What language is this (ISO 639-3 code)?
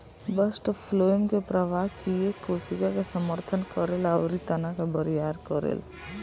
bho